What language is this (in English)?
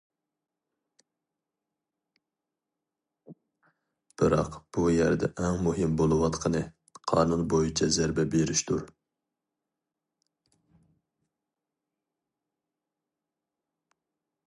Uyghur